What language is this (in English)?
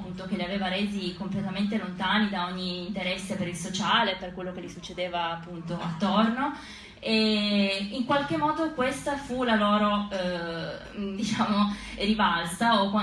Italian